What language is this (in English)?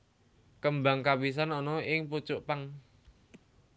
Javanese